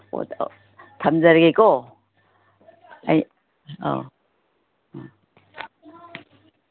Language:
Manipuri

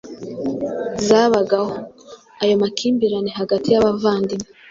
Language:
Kinyarwanda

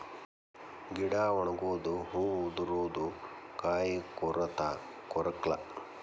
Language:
Kannada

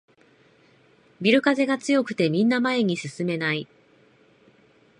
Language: Japanese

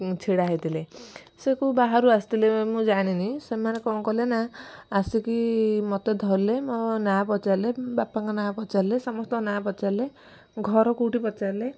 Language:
Odia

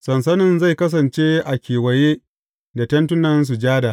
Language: Hausa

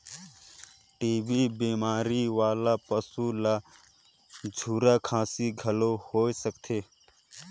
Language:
Chhattisgarhi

